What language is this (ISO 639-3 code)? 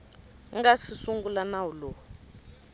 tso